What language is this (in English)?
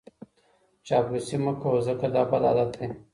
Pashto